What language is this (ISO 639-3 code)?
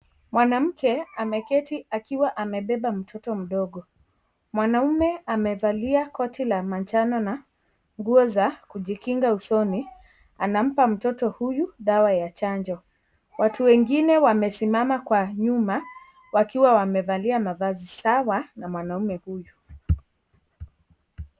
swa